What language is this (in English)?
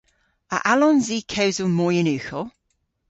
Cornish